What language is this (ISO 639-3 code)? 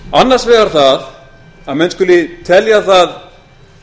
isl